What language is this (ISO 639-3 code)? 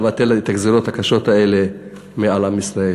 heb